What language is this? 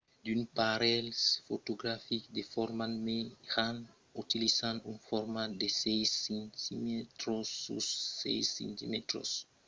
Occitan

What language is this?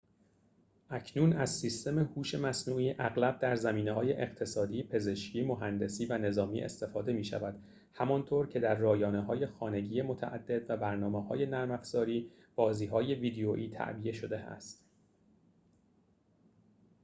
Persian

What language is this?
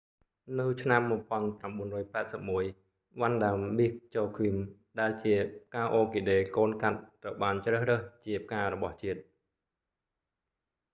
Khmer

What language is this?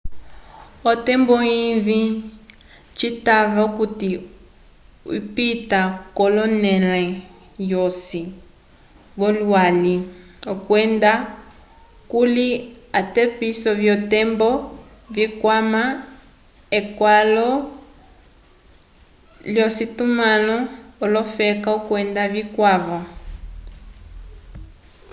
Umbundu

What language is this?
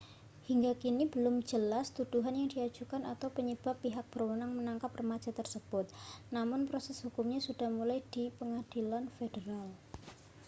Indonesian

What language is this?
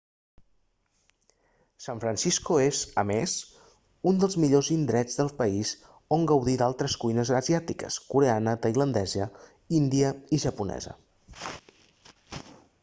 Catalan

